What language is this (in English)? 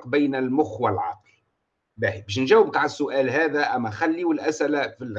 Arabic